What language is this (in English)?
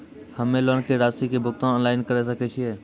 Maithili